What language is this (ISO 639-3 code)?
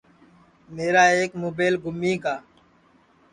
ssi